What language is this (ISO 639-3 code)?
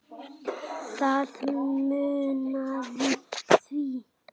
isl